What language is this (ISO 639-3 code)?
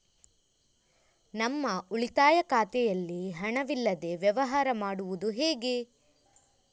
kan